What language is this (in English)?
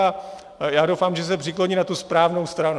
Czech